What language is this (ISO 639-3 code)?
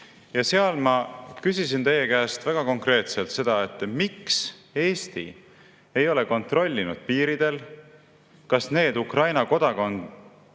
est